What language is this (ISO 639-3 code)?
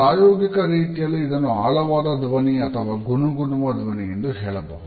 kan